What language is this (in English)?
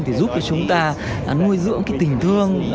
Vietnamese